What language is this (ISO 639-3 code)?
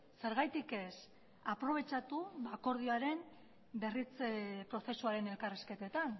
eus